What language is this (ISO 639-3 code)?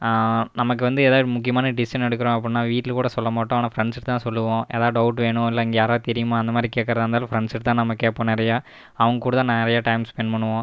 tam